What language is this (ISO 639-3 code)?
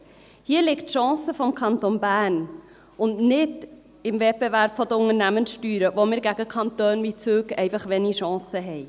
gsw